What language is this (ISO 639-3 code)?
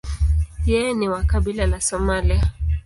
swa